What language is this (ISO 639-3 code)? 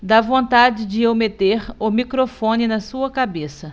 por